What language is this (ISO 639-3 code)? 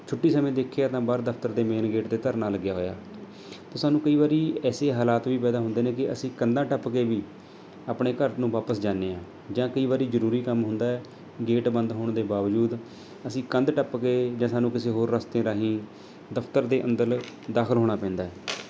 pan